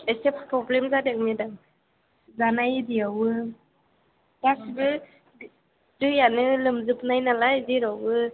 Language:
Bodo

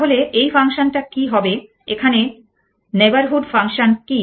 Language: Bangla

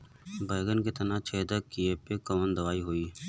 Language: Bhojpuri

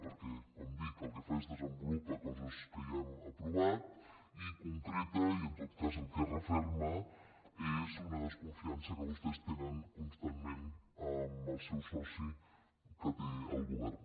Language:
Catalan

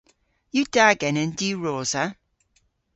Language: Cornish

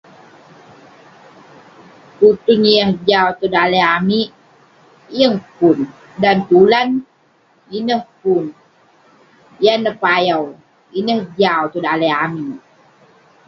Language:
Western Penan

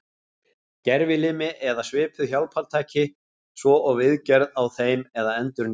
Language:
Icelandic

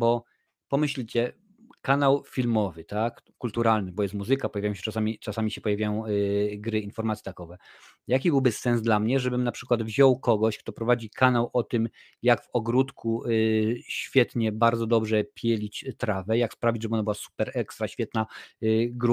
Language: Polish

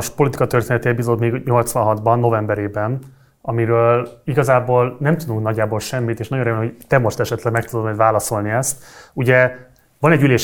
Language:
Hungarian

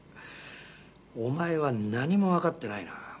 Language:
Japanese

